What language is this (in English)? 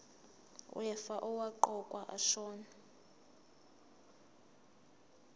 Zulu